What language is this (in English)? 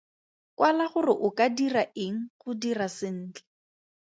Tswana